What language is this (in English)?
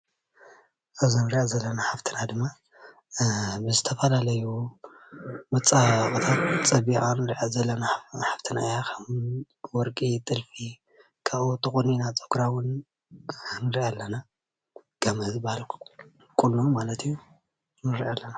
Tigrinya